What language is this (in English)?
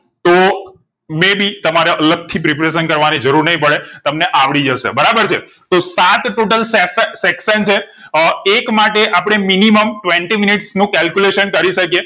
Gujarati